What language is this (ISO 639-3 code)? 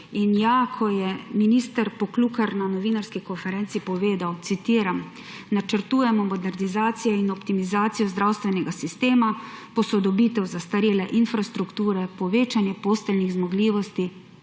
slv